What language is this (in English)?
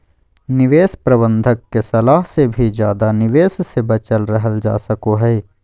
Magahi